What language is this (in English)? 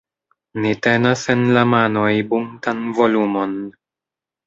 Esperanto